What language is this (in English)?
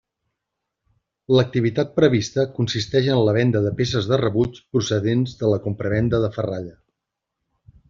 Catalan